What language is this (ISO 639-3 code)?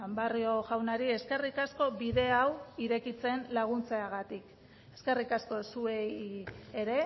eus